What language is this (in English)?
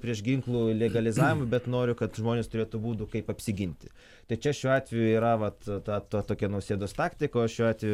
Lithuanian